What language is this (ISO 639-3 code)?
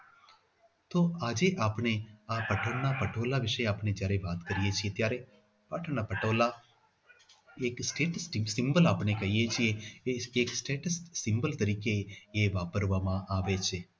guj